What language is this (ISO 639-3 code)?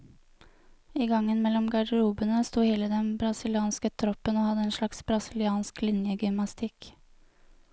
nor